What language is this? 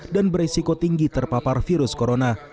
Indonesian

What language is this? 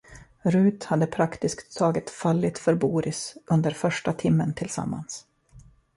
Swedish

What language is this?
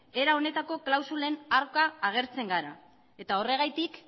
Basque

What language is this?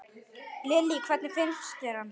Icelandic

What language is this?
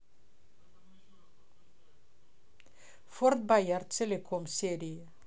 Russian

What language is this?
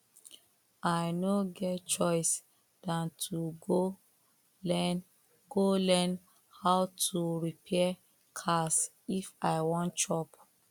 Nigerian Pidgin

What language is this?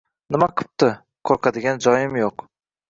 Uzbek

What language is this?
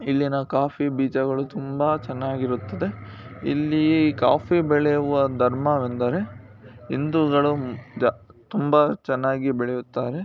Kannada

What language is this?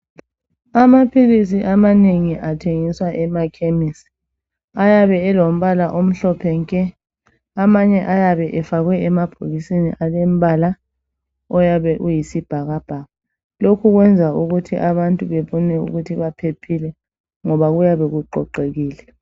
North Ndebele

